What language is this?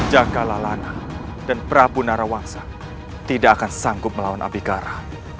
Indonesian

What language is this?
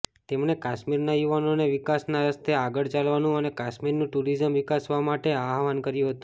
Gujarati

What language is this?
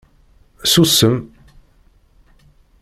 Kabyle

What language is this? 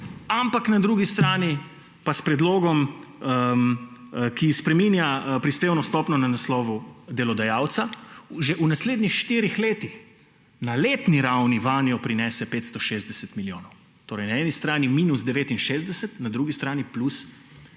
Slovenian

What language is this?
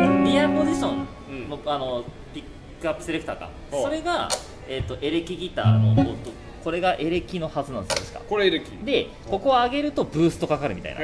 Japanese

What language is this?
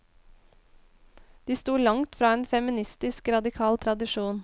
Norwegian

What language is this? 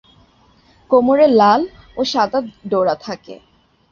Bangla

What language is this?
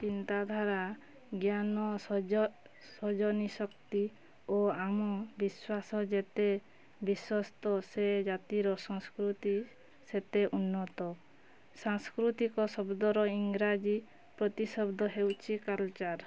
Odia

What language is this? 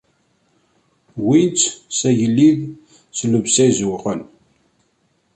Kabyle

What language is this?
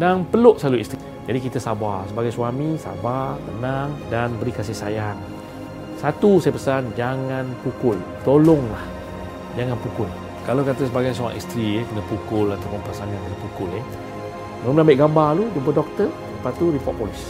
Malay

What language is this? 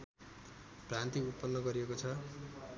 Nepali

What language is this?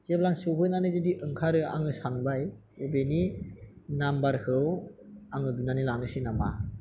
Bodo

